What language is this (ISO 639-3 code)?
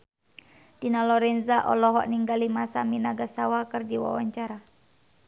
sun